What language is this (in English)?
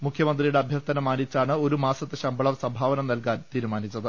Malayalam